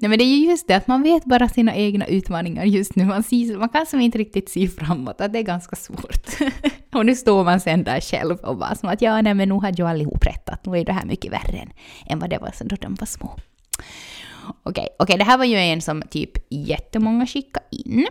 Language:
Swedish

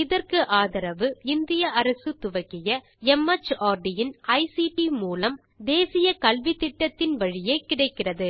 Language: Tamil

